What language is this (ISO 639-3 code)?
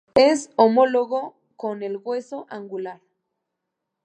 spa